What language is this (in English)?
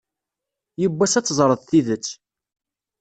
Kabyle